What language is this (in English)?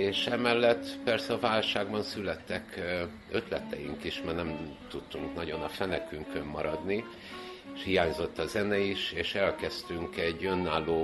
Hungarian